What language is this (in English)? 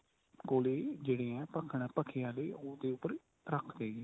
Punjabi